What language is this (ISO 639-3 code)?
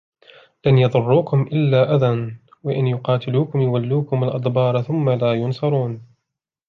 ara